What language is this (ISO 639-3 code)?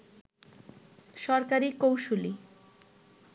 ben